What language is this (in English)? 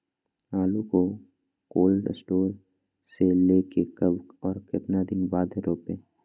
Magahi